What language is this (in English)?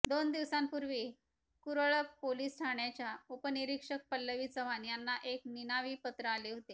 Marathi